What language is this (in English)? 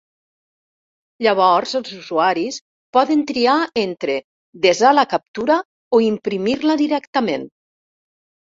Catalan